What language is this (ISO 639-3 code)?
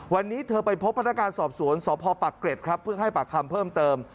tha